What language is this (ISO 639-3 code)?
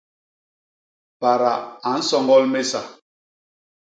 bas